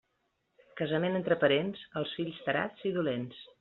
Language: Catalan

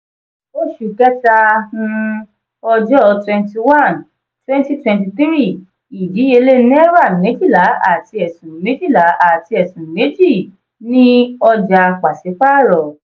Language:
Yoruba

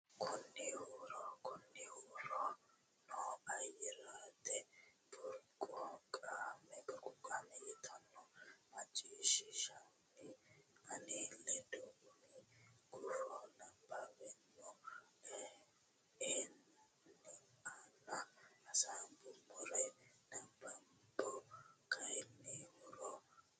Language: Sidamo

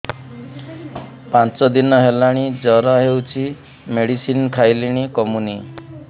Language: Odia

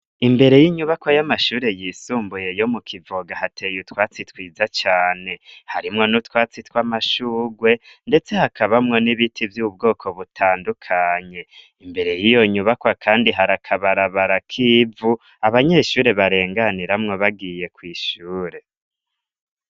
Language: Rundi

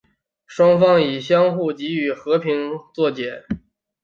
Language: Chinese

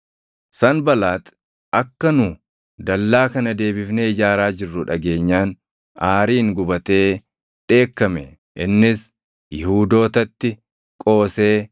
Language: Oromo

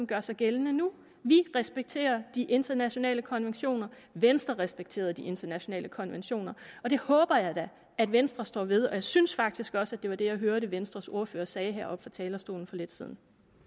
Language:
Danish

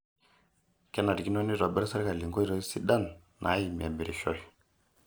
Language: Masai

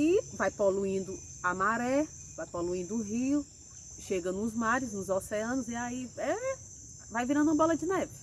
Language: Portuguese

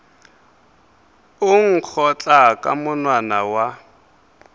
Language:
Northern Sotho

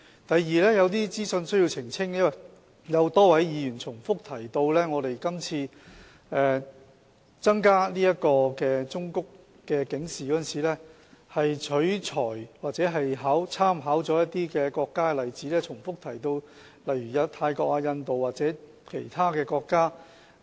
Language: Cantonese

